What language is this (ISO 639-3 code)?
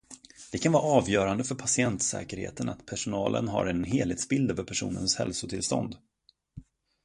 swe